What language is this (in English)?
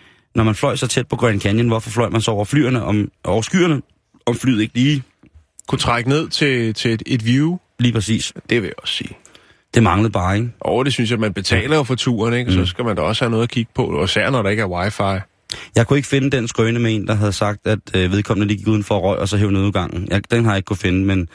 Danish